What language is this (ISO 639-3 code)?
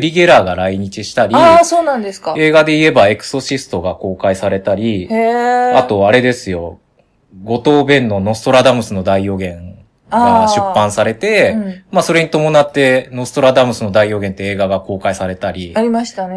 jpn